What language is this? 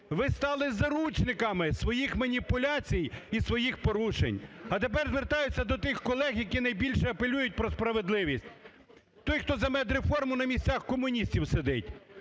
Ukrainian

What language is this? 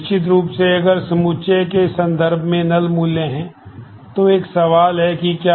Hindi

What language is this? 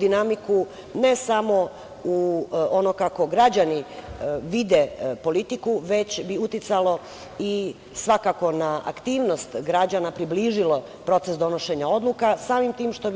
Serbian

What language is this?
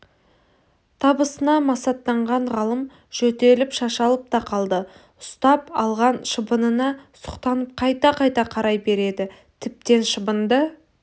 Kazakh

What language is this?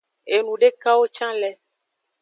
Aja (Benin)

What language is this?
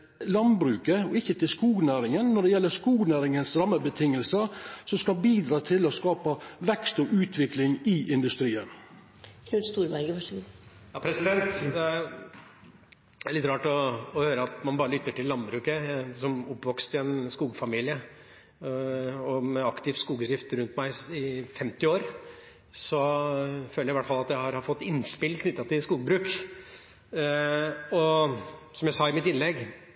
Norwegian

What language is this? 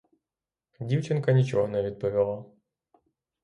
Ukrainian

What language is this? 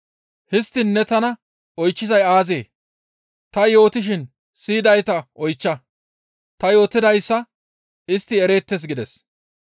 Gamo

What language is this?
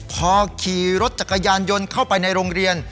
Thai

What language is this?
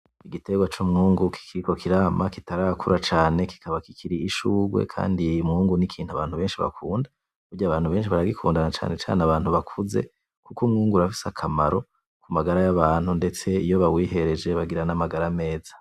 Rundi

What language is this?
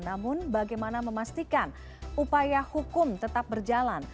Indonesian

